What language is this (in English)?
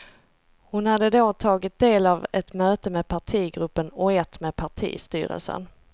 Swedish